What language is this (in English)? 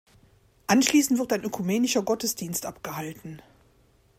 German